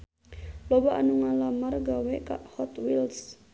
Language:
Sundanese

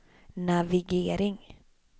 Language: Swedish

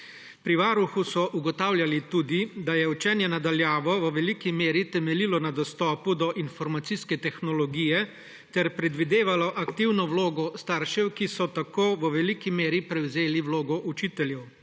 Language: Slovenian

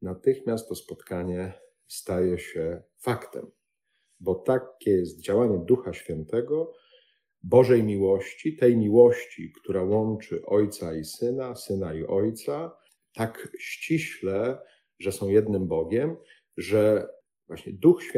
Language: Polish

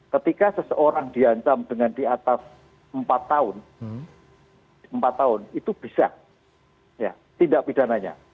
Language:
Indonesian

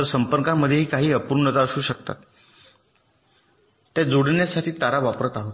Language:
Marathi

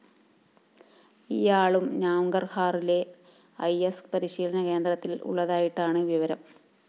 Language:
Malayalam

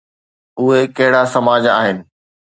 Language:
Sindhi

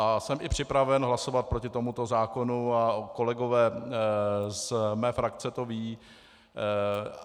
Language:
Czech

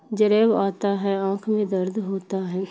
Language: Urdu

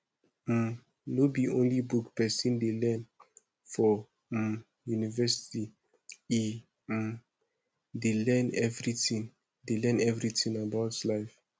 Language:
Nigerian Pidgin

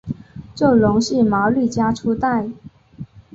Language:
Chinese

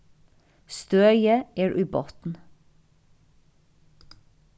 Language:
Faroese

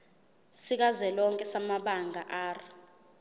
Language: Zulu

